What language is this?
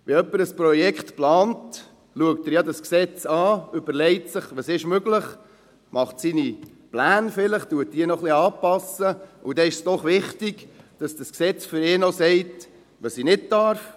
Swiss German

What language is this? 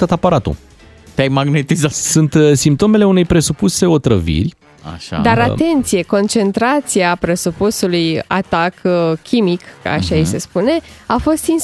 Romanian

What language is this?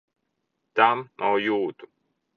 Latvian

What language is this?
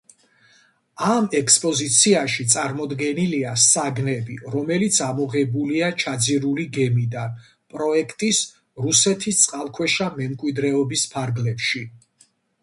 Georgian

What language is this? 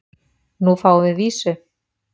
Icelandic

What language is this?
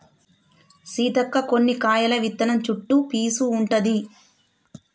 Telugu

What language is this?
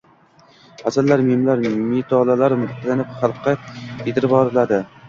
Uzbek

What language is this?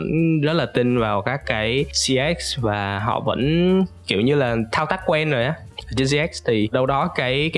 Vietnamese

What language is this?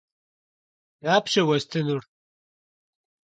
Kabardian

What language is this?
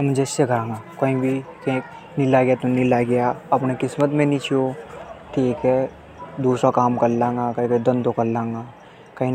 Hadothi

